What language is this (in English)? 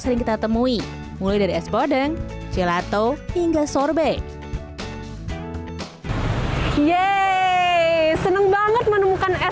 Indonesian